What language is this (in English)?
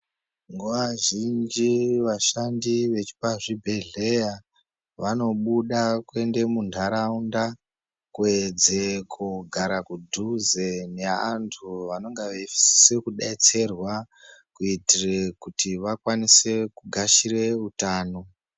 Ndau